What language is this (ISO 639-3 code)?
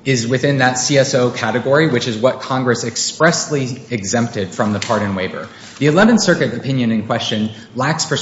eng